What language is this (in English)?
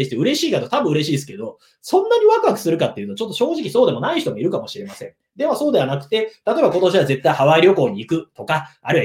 Japanese